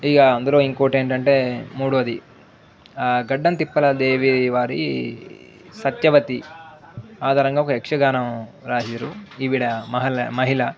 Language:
Telugu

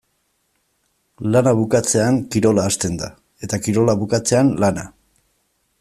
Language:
Basque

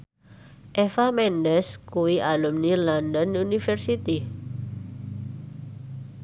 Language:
Javanese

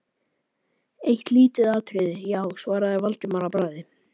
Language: Icelandic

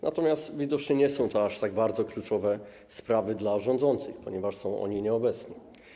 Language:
Polish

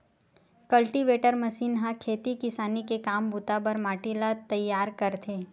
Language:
Chhattisgarhi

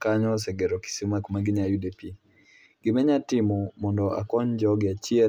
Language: Luo (Kenya and Tanzania)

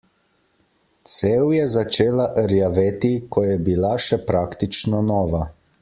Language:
Slovenian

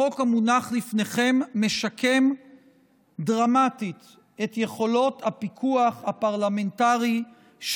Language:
Hebrew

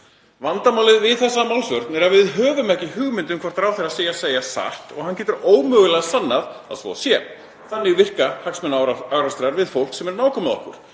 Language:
Icelandic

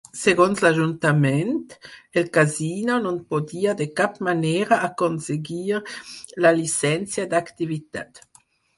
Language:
Catalan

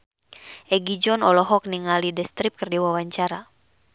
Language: Sundanese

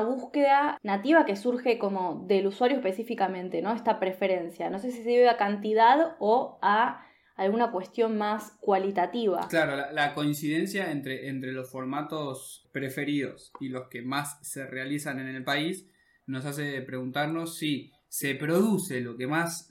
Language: Spanish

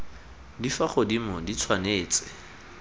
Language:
Tswana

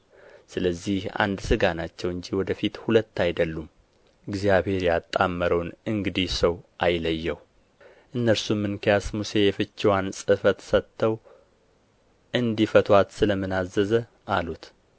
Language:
Amharic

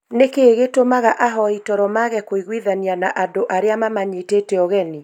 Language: Kikuyu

